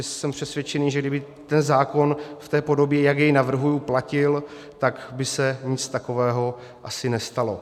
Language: Czech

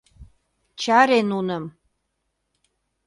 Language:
Mari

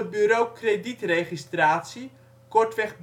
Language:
Dutch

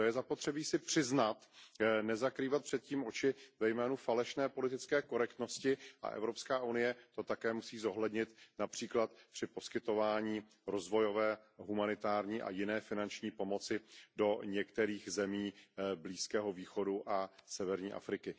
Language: Czech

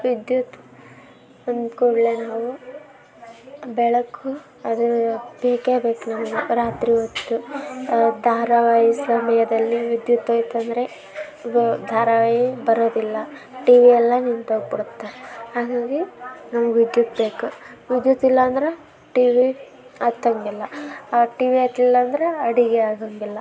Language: Kannada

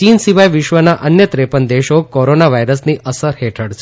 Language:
Gujarati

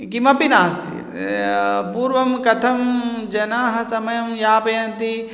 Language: Sanskrit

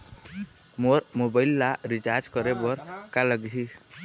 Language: Chhattisgarhi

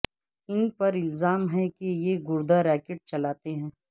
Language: Urdu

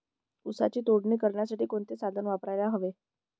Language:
Marathi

